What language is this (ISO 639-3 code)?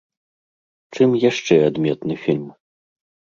bel